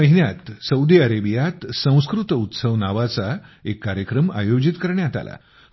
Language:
Marathi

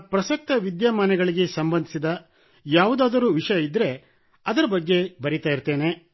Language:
Kannada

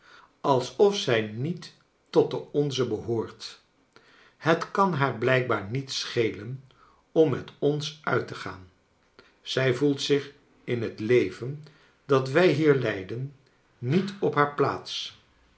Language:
Dutch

